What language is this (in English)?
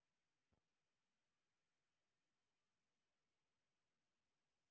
Russian